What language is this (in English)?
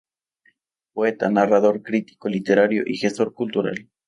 Spanish